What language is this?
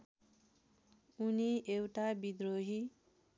Nepali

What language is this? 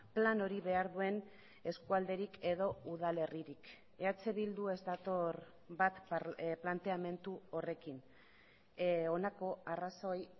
Basque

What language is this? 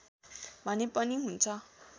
Nepali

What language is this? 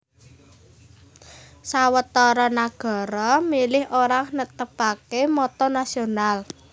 Javanese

